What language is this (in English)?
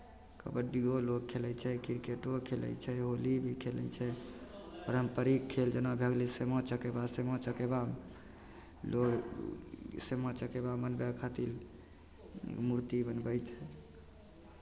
Maithili